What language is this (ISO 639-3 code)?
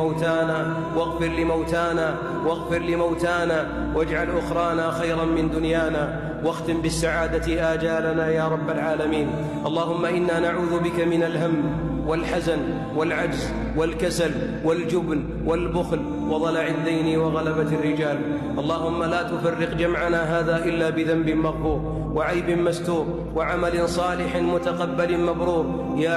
ara